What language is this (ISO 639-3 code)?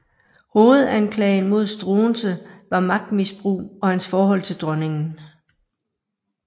dan